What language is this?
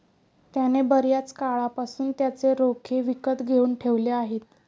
Marathi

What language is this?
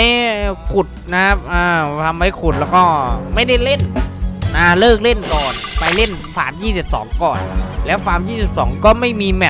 Thai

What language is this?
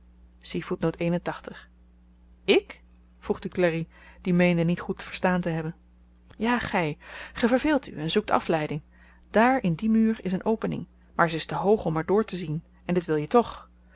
Dutch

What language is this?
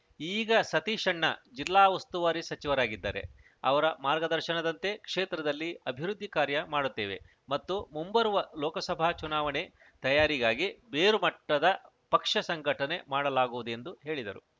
Kannada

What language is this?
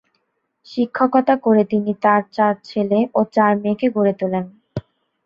Bangla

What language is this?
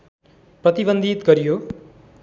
Nepali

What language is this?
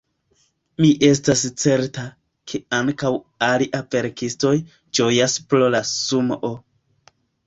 Esperanto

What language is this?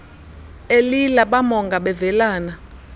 Xhosa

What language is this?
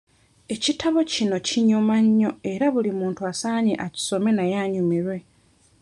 Ganda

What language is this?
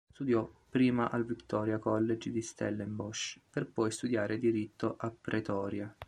Italian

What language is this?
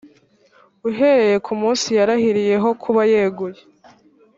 Kinyarwanda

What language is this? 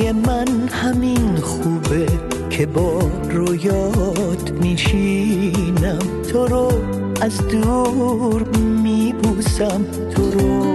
Persian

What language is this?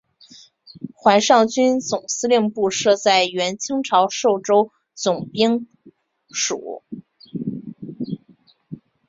Chinese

